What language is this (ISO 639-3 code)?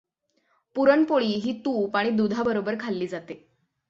mar